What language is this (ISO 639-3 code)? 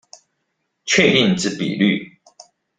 zho